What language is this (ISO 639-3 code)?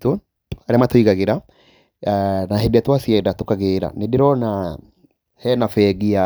kik